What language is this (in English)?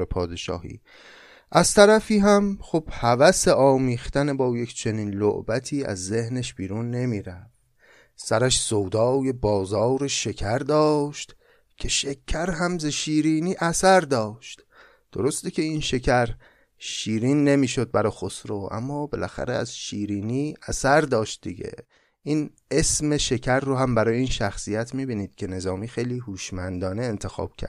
Persian